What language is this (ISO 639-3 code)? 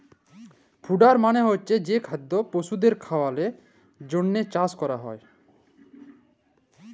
ben